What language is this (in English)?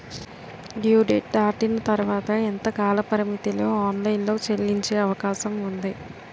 Telugu